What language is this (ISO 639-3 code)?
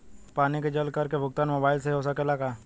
bho